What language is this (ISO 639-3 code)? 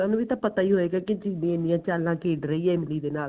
pan